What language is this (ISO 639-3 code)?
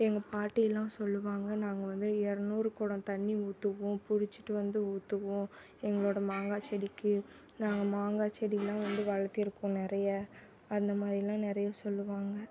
tam